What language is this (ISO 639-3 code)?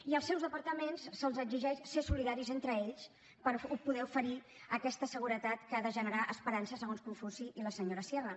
cat